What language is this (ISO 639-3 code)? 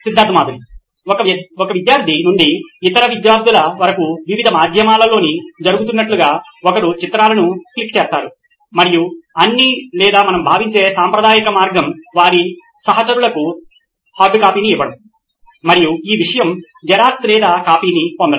tel